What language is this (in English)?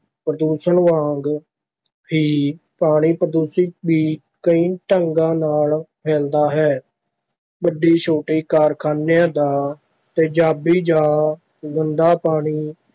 Punjabi